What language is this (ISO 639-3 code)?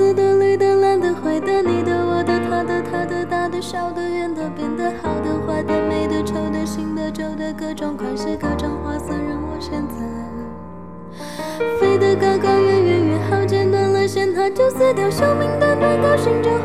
zho